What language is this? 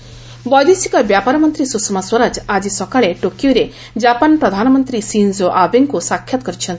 Odia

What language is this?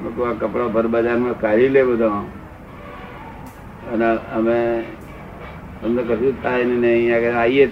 Gujarati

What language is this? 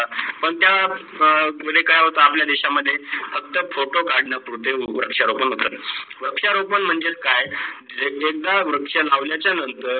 Marathi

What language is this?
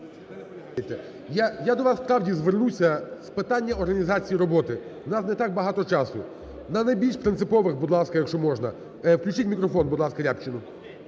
Ukrainian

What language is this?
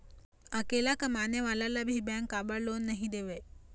Chhattisgarhi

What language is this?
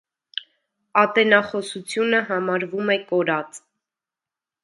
Armenian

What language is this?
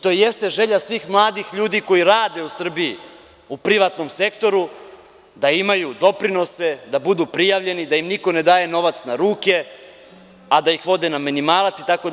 Serbian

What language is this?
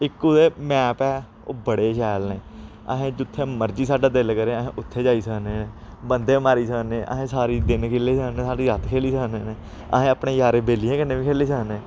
Dogri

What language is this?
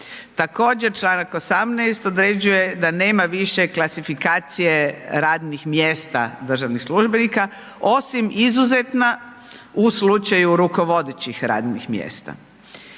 Croatian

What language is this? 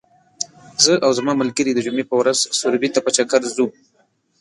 Pashto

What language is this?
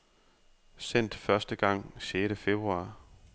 Danish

